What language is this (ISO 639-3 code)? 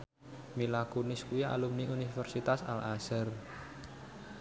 jav